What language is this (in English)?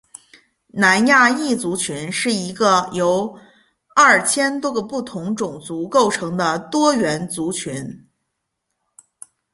Chinese